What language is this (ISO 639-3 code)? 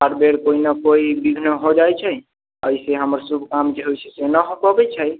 mai